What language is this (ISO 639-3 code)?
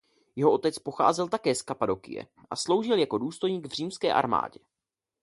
ces